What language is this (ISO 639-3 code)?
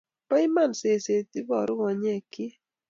kln